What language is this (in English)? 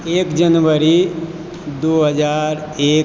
Maithili